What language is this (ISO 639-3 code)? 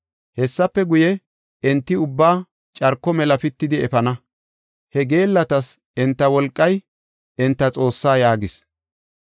gof